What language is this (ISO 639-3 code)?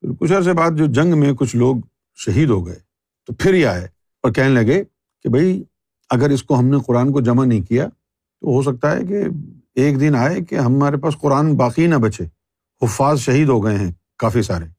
urd